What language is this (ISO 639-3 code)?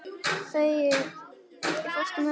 isl